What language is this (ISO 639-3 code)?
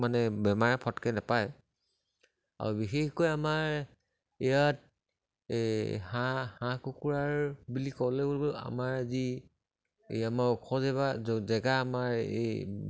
asm